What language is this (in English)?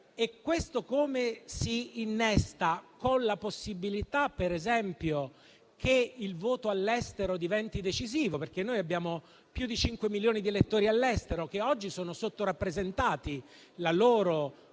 Italian